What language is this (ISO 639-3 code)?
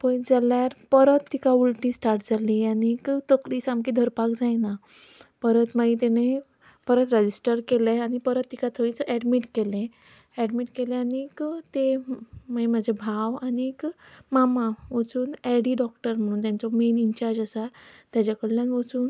kok